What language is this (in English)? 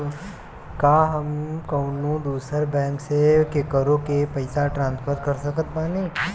Bhojpuri